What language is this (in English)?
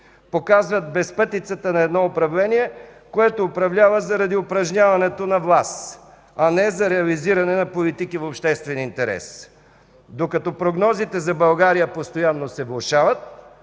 Bulgarian